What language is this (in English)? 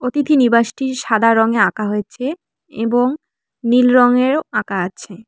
Bangla